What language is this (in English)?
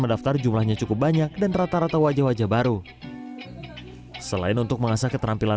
Indonesian